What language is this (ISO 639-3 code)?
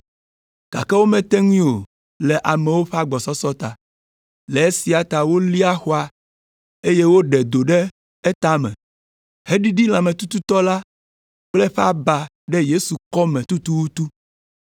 ewe